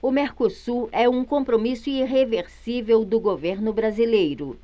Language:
Portuguese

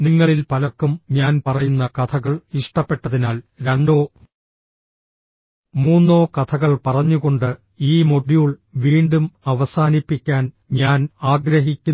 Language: Malayalam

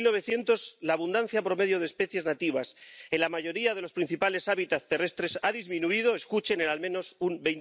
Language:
Spanish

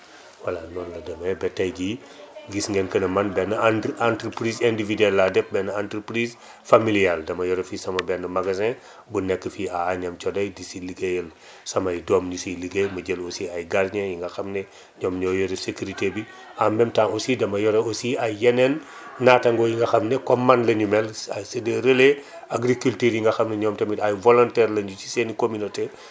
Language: Wolof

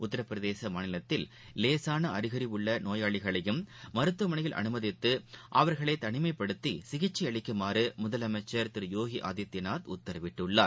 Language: Tamil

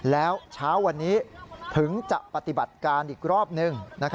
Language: Thai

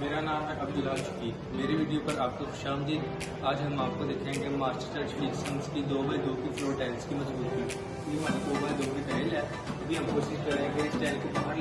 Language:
Urdu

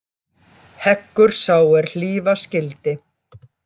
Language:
Icelandic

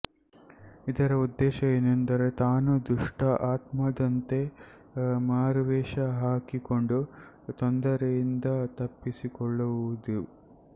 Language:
Kannada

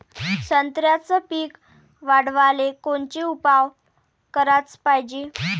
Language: Marathi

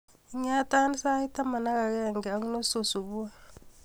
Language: Kalenjin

